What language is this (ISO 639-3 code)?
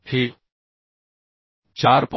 mar